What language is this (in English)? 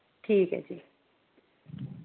Dogri